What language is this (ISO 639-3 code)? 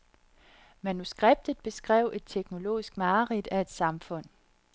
dan